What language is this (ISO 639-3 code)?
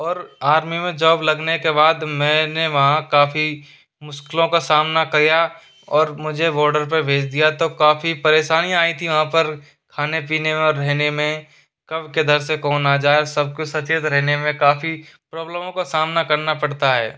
hin